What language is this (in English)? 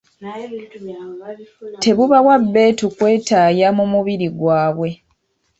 Ganda